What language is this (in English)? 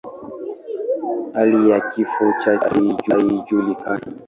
Swahili